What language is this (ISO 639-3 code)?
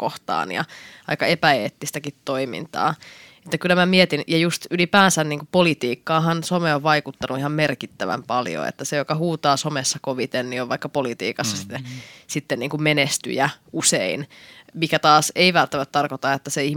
fin